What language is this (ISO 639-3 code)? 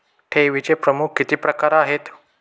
mar